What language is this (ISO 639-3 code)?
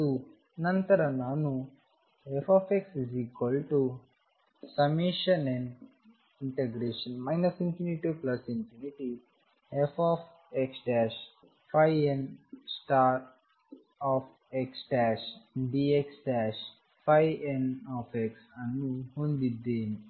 kan